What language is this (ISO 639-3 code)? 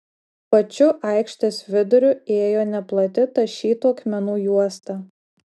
lit